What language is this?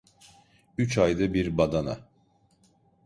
Turkish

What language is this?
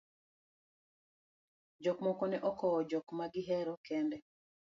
Luo (Kenya and Tanzania)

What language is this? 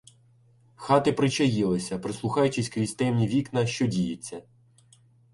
Ukrainian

